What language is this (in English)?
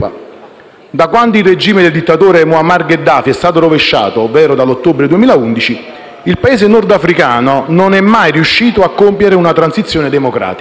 Italian